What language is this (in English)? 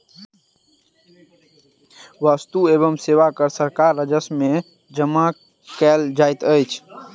Maithili